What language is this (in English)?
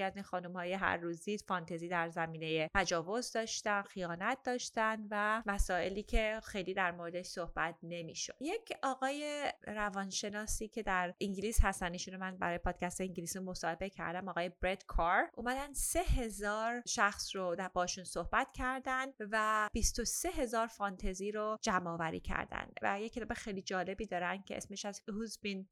Persian